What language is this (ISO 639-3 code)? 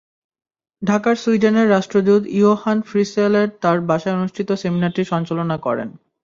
ben